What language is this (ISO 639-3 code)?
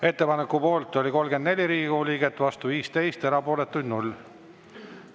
est